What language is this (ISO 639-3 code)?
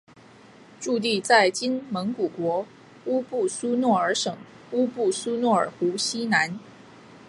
zho